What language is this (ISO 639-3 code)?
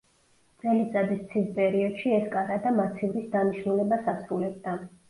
kat